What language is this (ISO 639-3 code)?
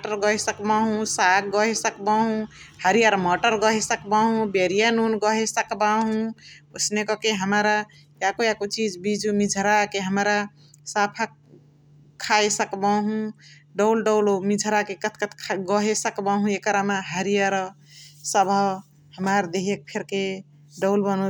the